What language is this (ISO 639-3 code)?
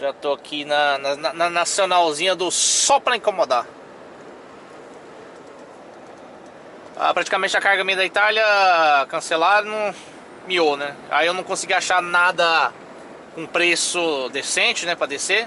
por